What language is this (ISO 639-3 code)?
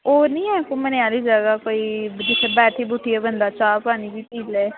doi